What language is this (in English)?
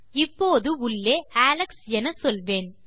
Tamil